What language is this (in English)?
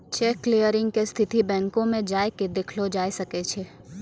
Maithili